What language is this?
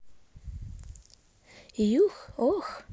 Russian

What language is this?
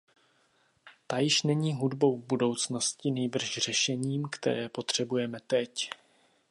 Czech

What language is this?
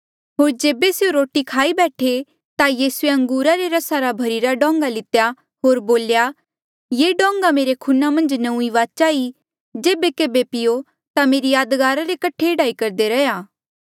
Mandeali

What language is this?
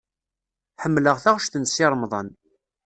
Kabyle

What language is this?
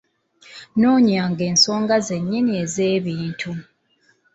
Ganda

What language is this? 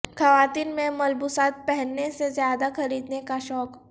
Urdu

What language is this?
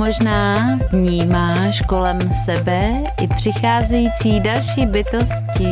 Czech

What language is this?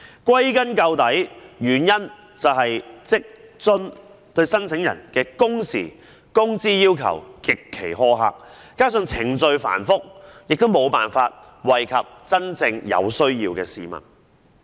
Cantonese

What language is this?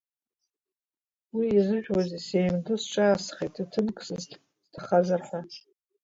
Abkhazian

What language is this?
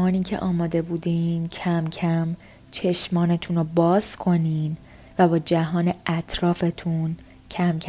Persian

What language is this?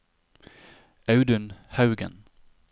Norwegian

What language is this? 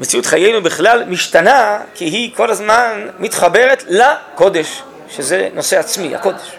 Hebrew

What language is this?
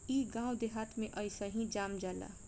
Bhojpuri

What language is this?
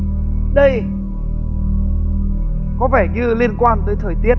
Vietnamese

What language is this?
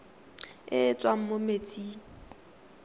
Tswana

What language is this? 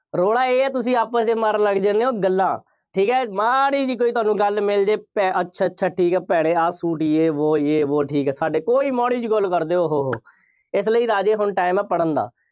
Punjabi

